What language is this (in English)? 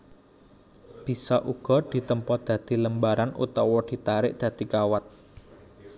Javanese